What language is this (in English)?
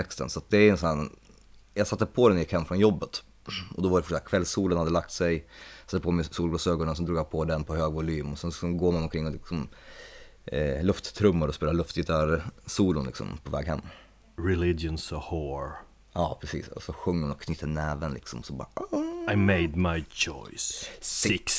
Swedish